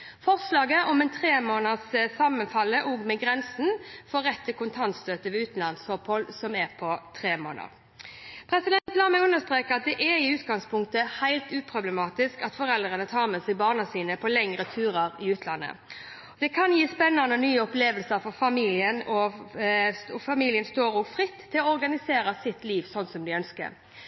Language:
Norwegian Bokmål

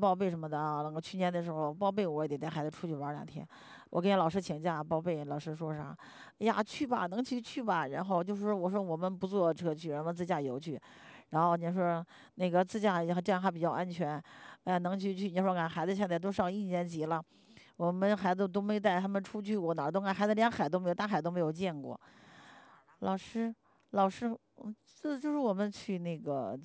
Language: Chinese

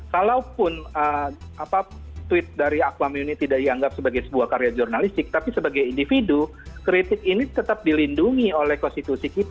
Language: Indonesian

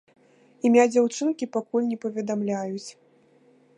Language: Belarusian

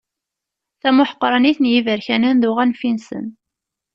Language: Kabyle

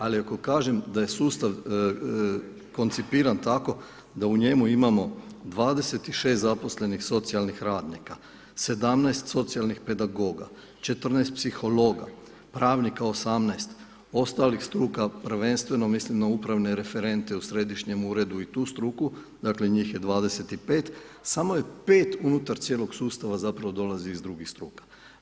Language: Croatian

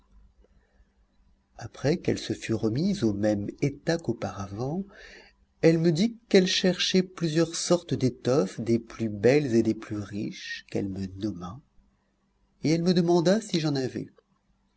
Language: French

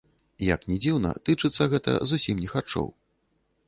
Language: Belarusian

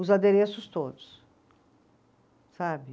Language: Portuguese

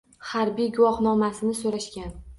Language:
Uzbek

